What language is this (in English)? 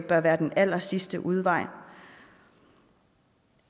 Danish